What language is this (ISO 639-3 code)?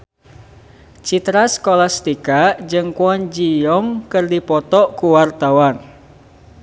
sun